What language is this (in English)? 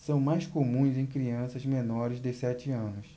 Portuguese